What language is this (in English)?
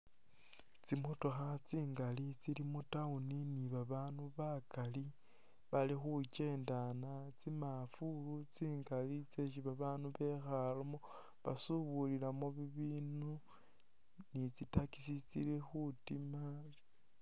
Masaaba